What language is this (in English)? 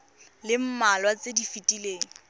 Tswana